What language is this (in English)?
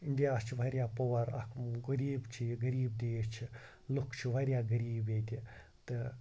Kashmiri